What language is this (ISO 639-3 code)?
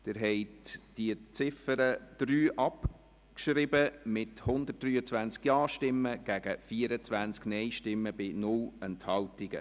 gsw